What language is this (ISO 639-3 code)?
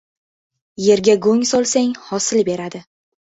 uzb